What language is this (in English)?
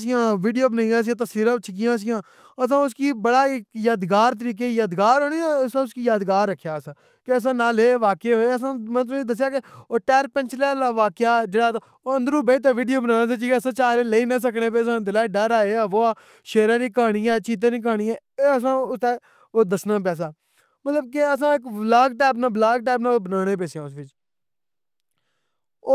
Pahari-Potwari